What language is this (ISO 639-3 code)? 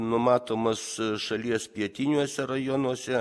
lit